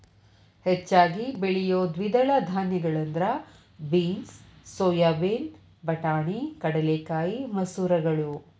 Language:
Kannada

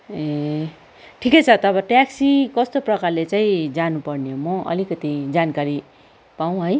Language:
Nepali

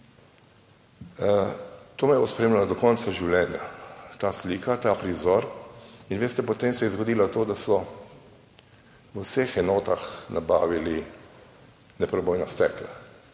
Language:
Slovenian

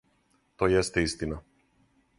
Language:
Serbian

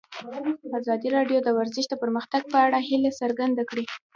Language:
Pashto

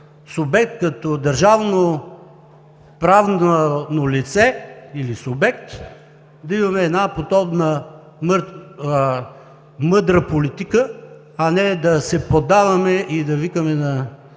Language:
Bulgarian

